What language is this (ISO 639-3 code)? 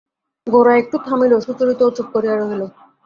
ben